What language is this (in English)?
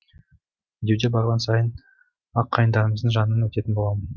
Kazakh